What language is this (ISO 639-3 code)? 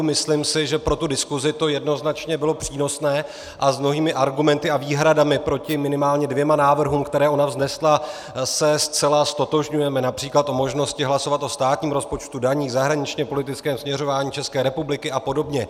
ces